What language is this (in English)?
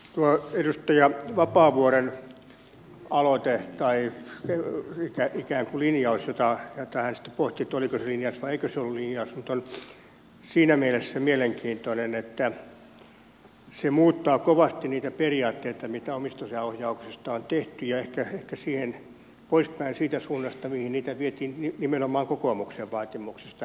Finnish